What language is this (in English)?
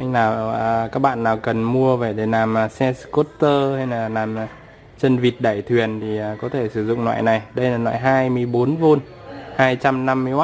Vietnamese